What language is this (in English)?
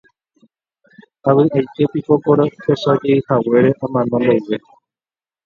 Guarani